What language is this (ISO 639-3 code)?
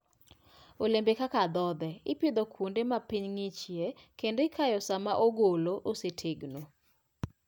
luo